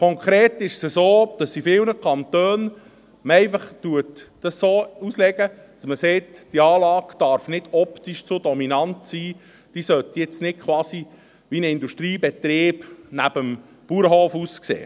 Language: Swiss German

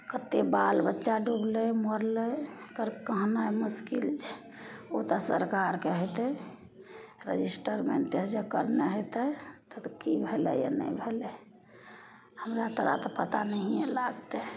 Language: Maithili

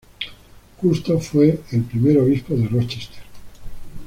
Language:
Spanish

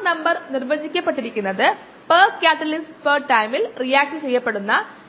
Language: Malayalam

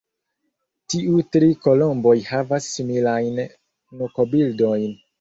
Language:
Esperanto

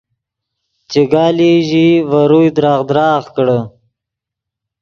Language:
Yidgha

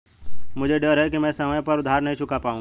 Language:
Hindi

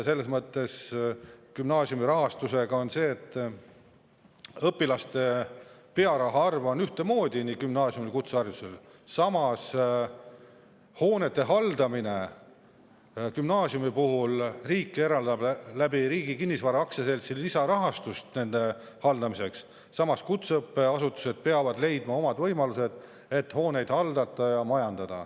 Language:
Estonian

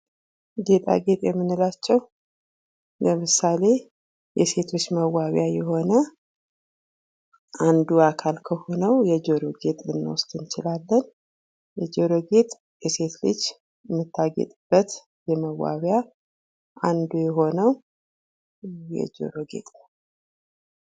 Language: Amharic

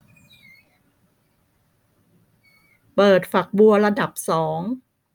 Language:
Thai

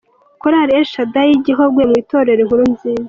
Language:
Kinyarwanda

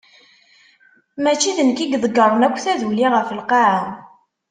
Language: Kabyle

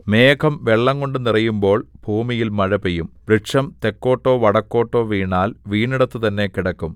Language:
Malayalam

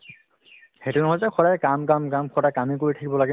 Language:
Assamese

